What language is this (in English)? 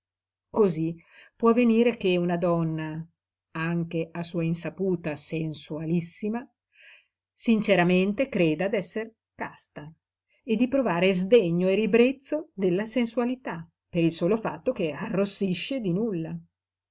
Italian